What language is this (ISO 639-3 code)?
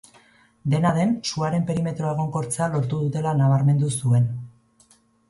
eus